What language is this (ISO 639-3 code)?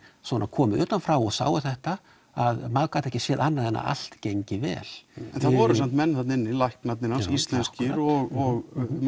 isl